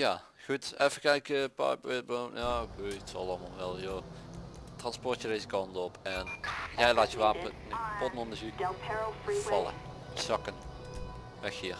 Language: Dutch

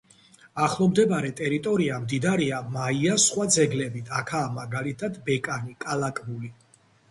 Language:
Georgian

